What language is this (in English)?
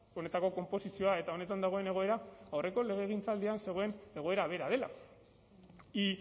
Basque